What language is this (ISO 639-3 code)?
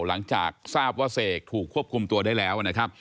tha